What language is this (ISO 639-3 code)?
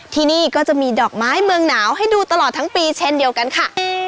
tha